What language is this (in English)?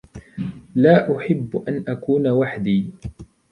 Arabic